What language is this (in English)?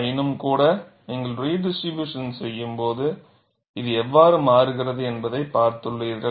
Tamil